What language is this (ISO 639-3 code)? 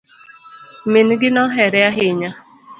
luo